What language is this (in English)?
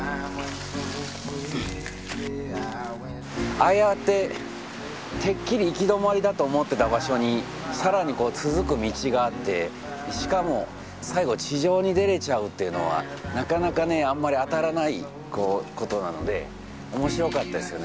Japanese